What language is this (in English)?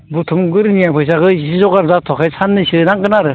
Bodo